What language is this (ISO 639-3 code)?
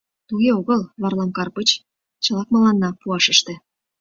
chm